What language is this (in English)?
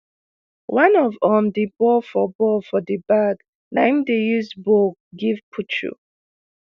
Nigerian Pidgin